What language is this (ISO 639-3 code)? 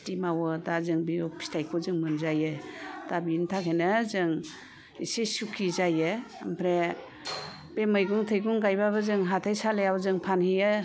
brx